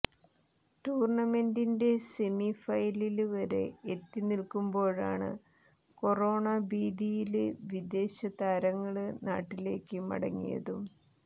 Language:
Malayalam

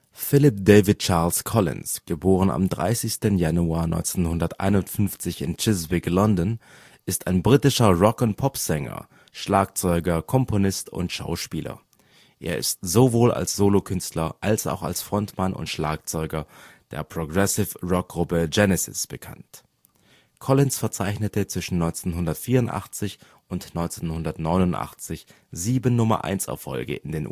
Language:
German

